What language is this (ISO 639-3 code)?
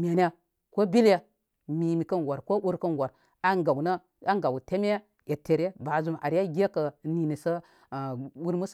kmy